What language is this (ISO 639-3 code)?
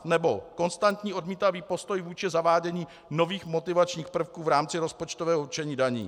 ces